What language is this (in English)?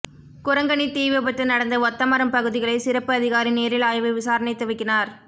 Tamil